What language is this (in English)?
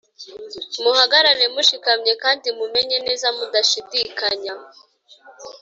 Kinyarwanda